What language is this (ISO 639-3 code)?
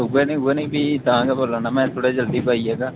doi